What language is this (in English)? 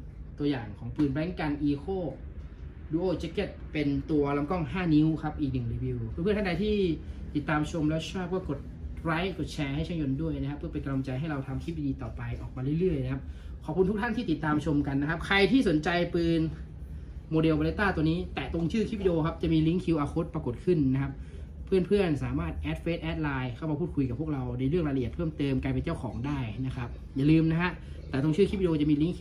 Thai